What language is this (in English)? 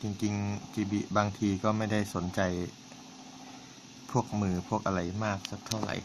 Thai